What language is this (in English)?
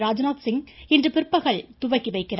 Tamil